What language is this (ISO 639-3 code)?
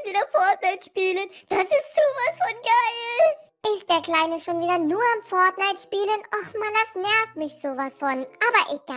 deu